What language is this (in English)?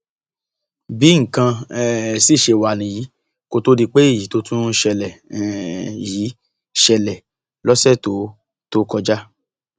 Yoruba